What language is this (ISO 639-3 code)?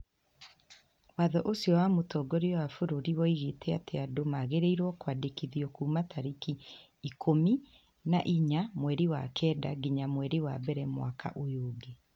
kik